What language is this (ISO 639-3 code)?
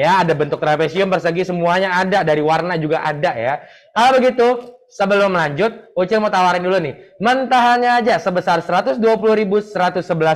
ind